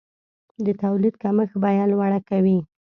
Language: Pashto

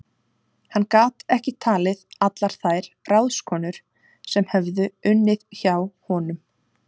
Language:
Icelandic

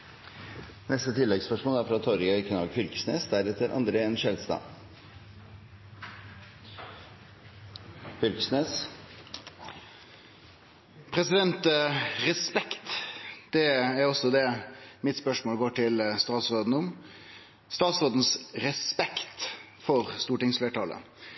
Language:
Norwegian Nynorsk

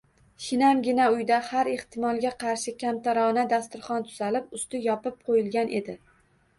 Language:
Uzbek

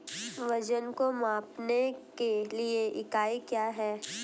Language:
Hindi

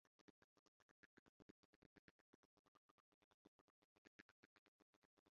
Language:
Kinyarwanda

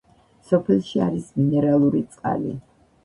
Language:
Georgian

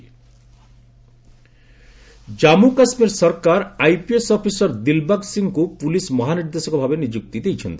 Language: Odia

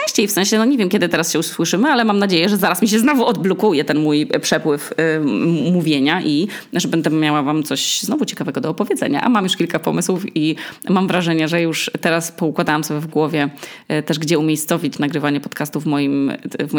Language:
Polish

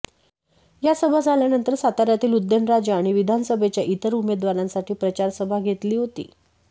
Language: Marathi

